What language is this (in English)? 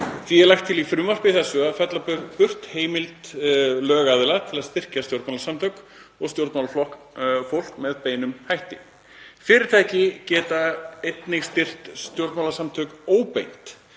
Icelandic